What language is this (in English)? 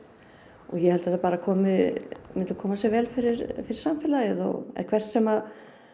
Icelandic